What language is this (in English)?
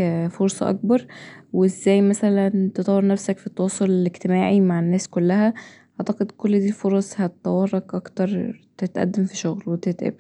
Egyptian Arabic